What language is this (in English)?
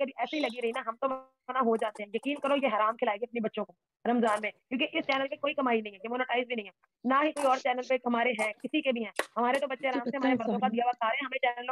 Hindi